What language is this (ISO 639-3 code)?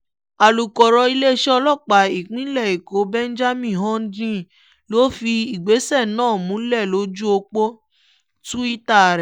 yor